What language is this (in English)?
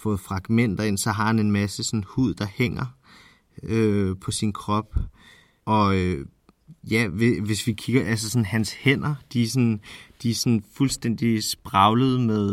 Danish